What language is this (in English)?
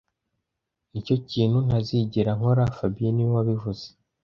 Kinyarwanda